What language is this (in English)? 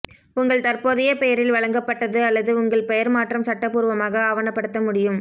Tamil